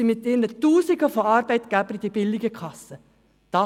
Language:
Swiss German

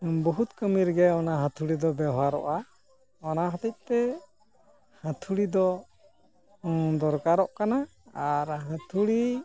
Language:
Santali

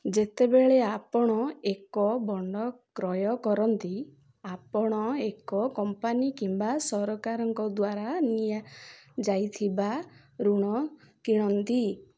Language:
Odia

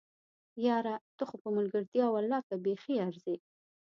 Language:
Pashto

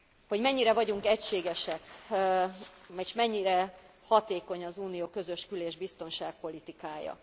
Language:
Hungarian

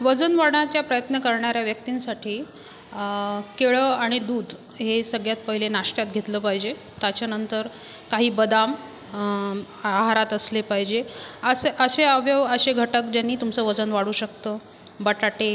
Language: Marathi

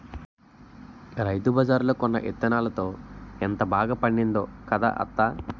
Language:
Telugu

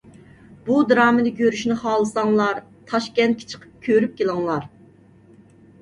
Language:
Uyghur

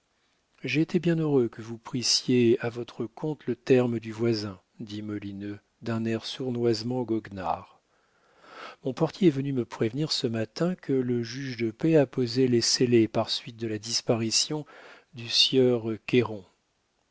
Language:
French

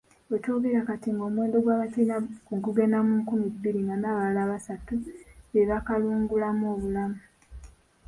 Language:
Ganda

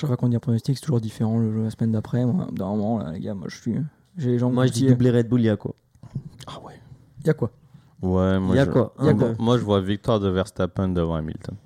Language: French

